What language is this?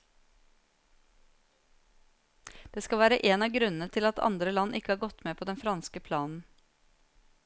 Norwegian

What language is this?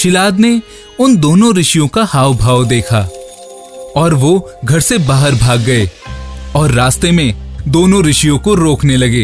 Hindi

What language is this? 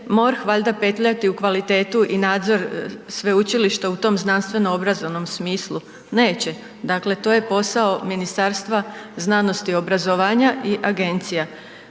Croatian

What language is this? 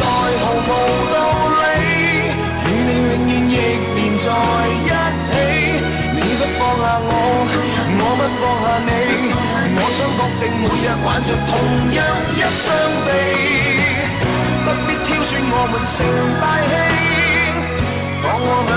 Chinese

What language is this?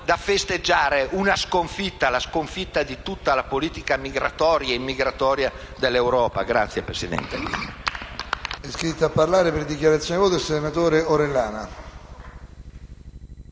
Italian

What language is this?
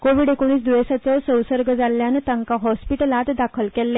Konkani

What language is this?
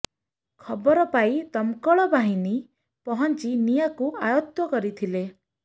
Odia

